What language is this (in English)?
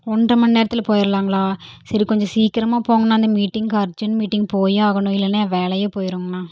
Tamil